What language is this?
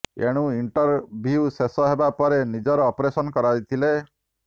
Odia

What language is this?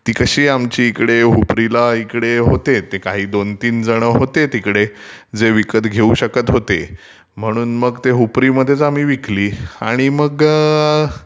Marathi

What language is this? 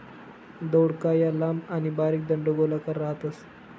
Marathi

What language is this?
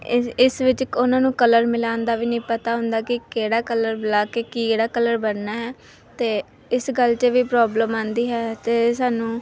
Punjabi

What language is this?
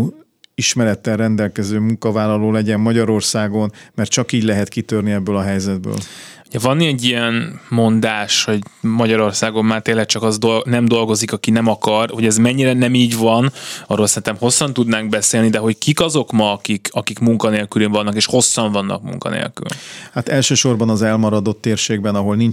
Hungarian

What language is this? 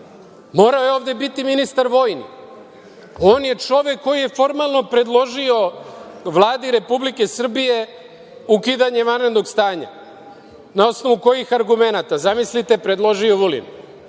Serbian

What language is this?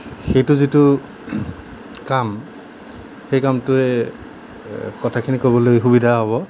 Assamese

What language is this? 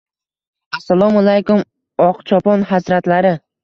Uzbek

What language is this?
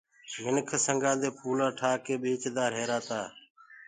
Gurgula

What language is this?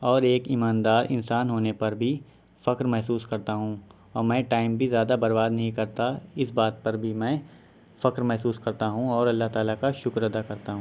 Urdu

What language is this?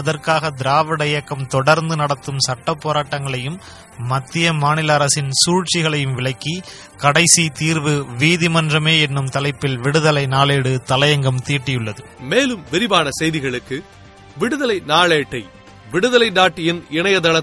Tamil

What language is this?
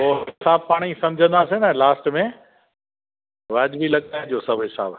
Sindhi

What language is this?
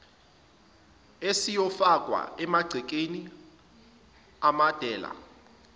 Zulu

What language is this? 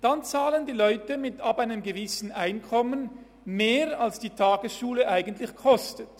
Swiss German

